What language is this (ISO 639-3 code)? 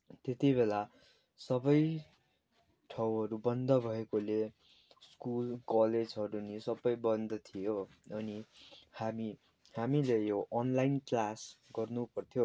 nep